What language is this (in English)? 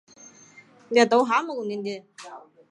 Chinese